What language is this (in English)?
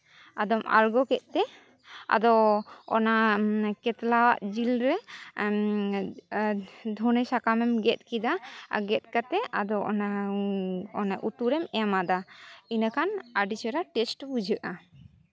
Santali